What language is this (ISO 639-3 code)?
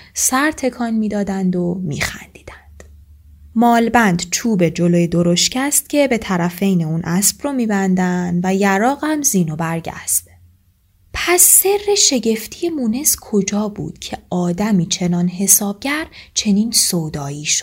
fas